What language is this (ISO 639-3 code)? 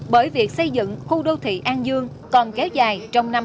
vie